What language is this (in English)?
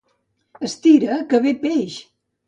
Catalan